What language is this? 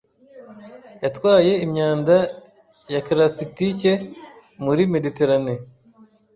Kinyarwanda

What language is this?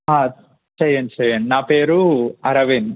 Telugu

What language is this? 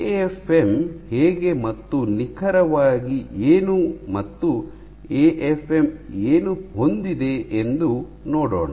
Kannada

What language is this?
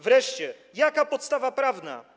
Polish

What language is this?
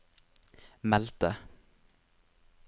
Norwegian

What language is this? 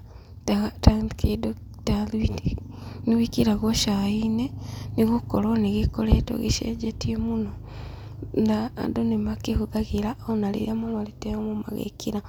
Kikuyu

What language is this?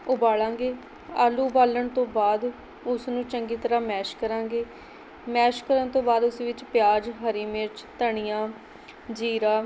Punjabi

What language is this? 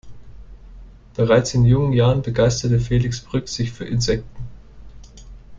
German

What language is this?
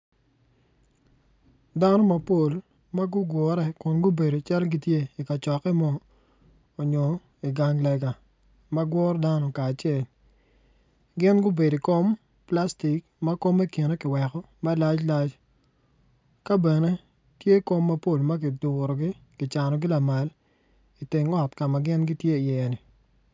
Acoli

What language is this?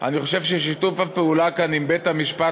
Hebrew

